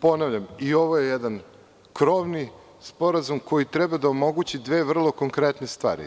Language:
Serbian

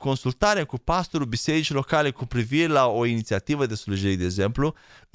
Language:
Romanian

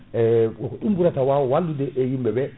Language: Fula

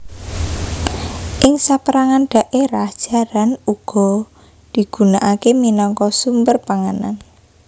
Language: Javanese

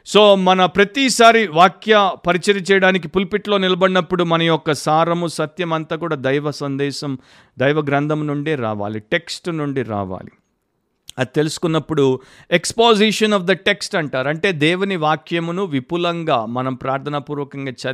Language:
Telugu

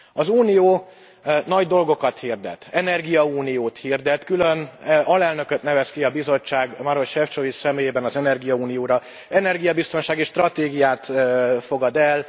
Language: Hungarian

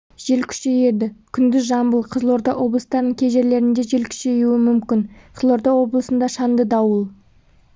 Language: Kazakh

